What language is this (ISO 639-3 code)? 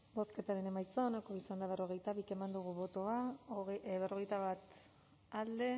eus